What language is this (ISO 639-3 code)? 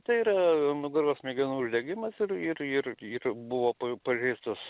lit